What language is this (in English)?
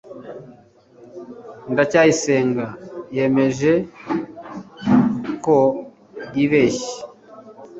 Kinyarwanda